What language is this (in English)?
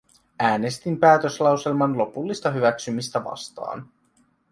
Finnish